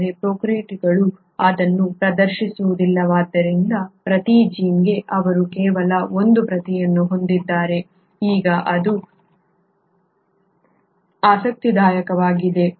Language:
Kannada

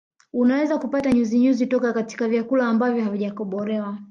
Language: Swahili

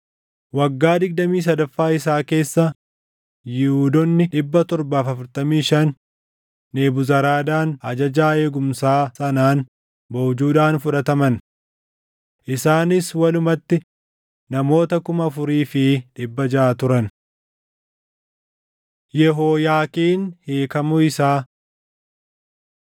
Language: Oromo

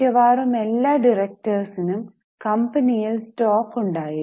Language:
Malayalam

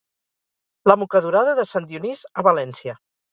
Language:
Catalan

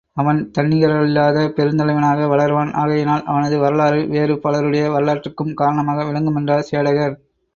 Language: Tamil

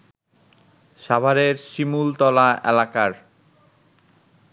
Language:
Bangla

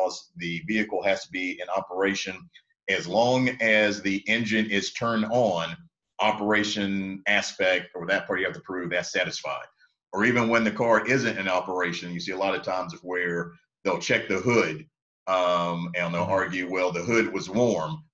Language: English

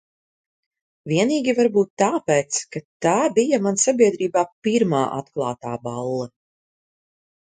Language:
Latvian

